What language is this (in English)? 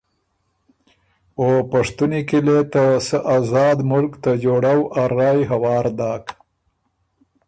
Ormuri